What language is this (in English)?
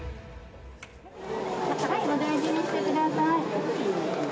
Japanese